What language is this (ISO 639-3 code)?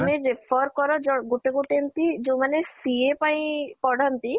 ori